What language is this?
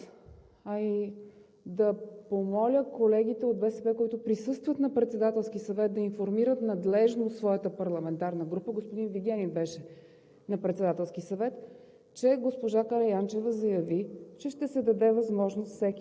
Bulgarian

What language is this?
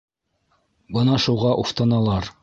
Bashkir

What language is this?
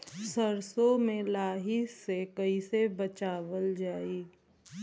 Bhojpuri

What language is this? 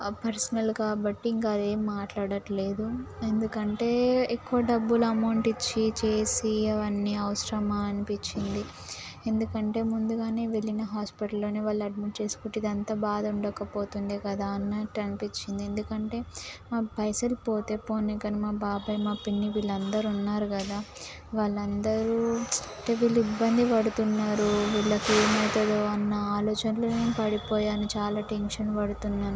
Telugu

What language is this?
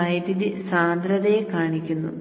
Malayalam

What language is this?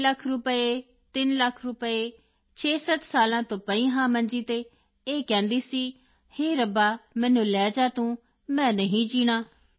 Punjabi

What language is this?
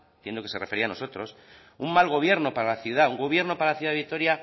Spanish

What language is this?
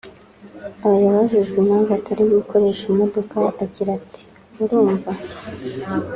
Kinyarwanda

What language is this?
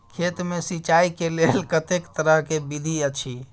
Maithili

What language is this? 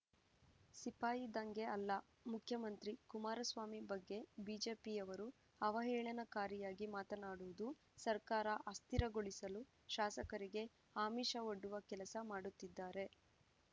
Kannada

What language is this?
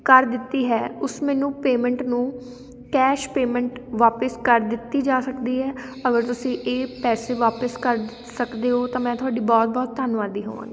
Punjabi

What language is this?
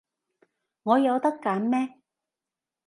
Cantonese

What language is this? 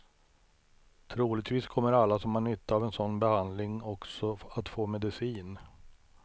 Swedish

